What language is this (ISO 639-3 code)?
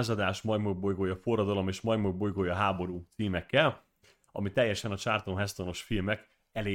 hun